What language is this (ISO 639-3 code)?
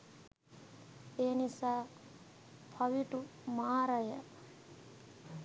sin